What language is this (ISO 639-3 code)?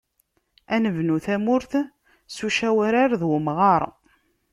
kab